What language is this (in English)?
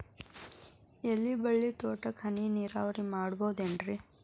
Kannada